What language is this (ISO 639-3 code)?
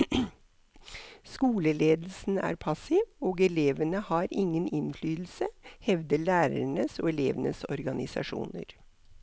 nor